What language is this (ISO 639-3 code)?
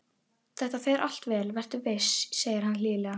isl